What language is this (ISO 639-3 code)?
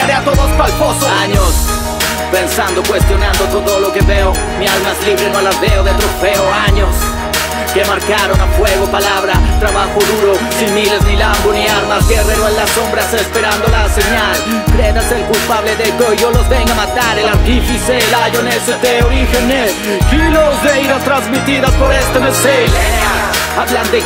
spa